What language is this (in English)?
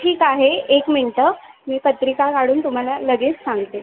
Marathi